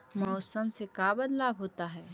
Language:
Magahi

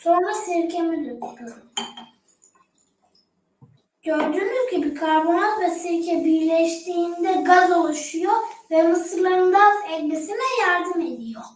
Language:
Turkish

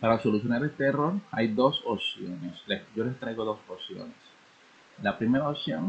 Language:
Spanish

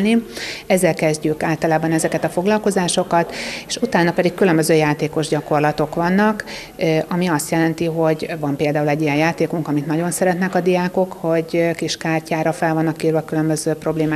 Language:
Hungarian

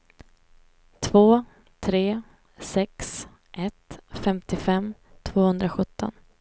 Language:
Swedish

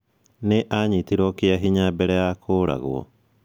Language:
Kikuyu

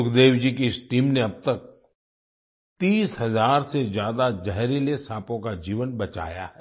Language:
Hindi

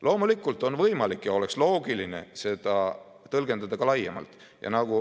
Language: Estonian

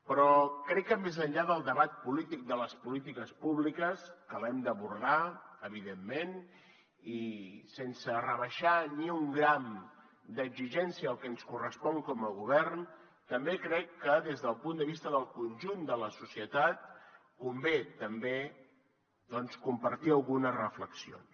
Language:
Catalan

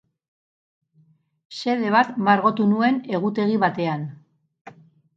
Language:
Basque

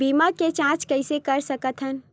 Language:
Chhattisgarhi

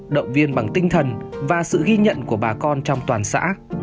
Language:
Vietnamese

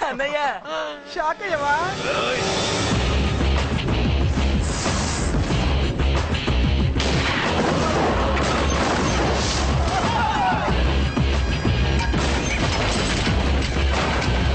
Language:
Telugu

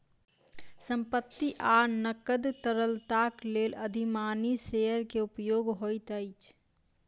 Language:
Maithili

